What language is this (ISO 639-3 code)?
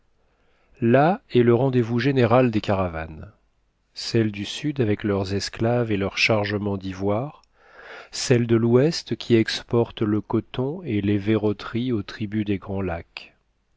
fra